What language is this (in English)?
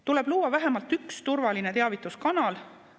Estonian